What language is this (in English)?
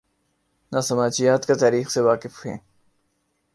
Urdu